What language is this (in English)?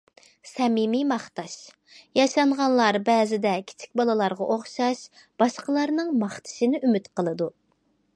Uyghur